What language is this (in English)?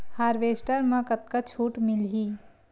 Chhattisgarhi